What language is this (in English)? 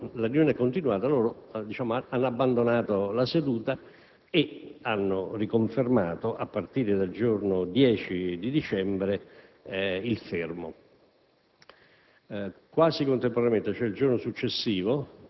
Italian